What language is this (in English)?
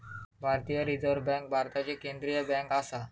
Marathi